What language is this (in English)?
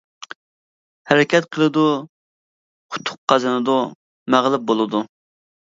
Uyghur